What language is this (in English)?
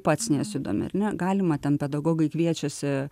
Lithuanian